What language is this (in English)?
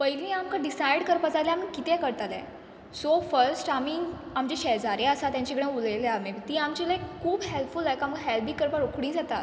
Konkani